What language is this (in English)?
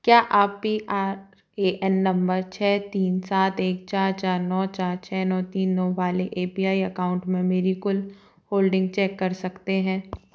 Hindi